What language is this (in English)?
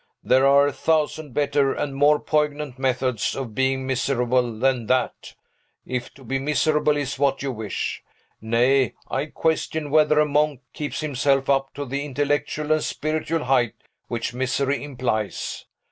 English